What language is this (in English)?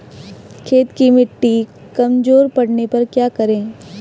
Hindi